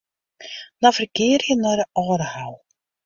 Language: Western Frisian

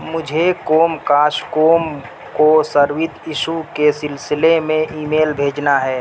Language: Urdu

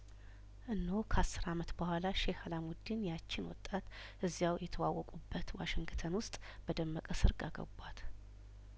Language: Amharic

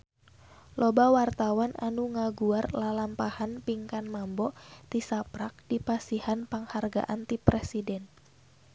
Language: Sundanese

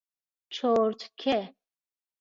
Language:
Persian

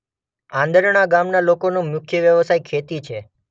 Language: Gujarati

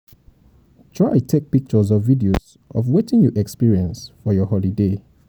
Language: Nigerian Pidgin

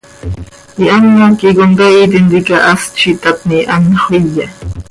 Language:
Seri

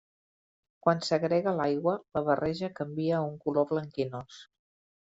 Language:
Catalan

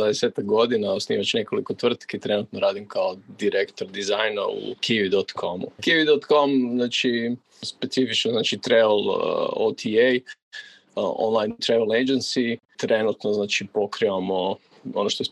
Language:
Croatian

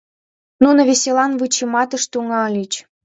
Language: Mari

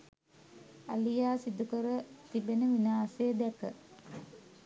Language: Sinhala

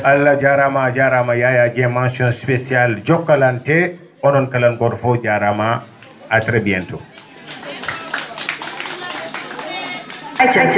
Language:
Fula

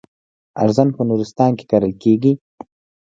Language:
Pashto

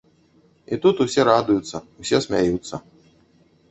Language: Belarusian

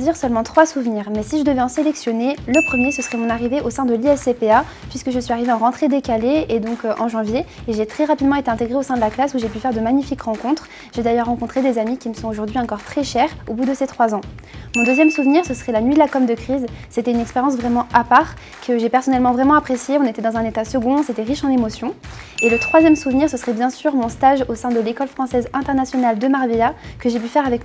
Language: French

